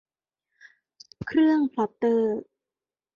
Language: Thai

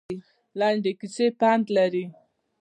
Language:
Pashto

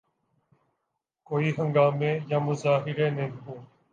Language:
Urdu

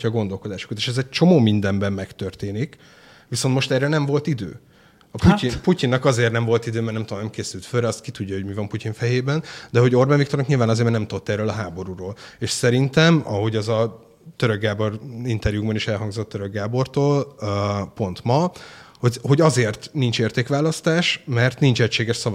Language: Hungarian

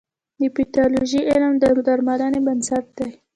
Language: Pashto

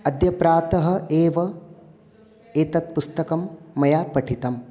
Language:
Sanskrit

